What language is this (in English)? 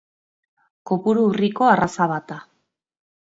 Basque